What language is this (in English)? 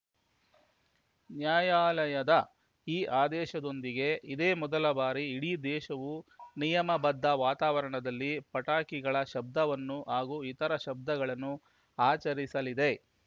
Kannada